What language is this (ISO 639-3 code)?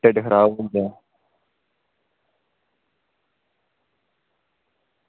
doi